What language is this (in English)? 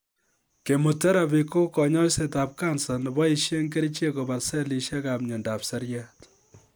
Kalenjin